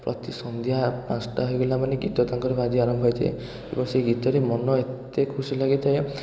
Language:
Odia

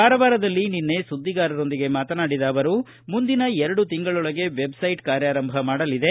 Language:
Kannada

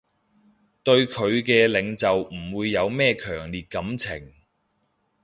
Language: Cantonese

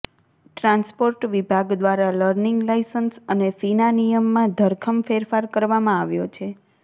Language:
Gujarati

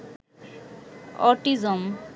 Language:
Bangla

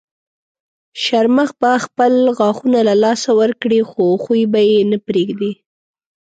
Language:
Pashto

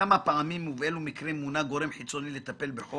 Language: Hebrew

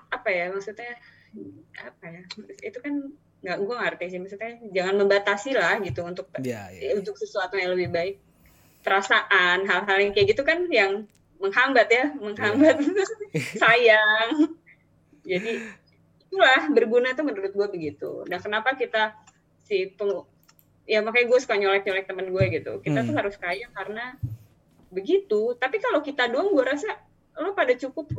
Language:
Indonesian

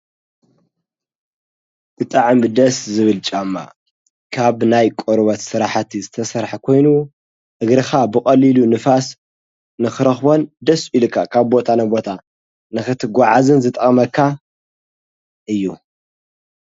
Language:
Tigrinya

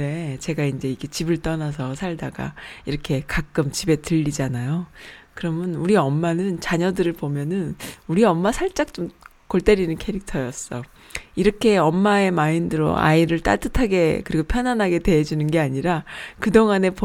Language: Korean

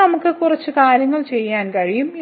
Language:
Malayalam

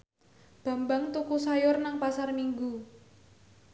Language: Javanese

